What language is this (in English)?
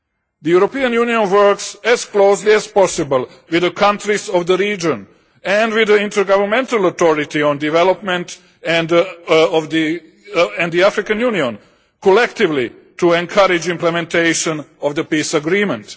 English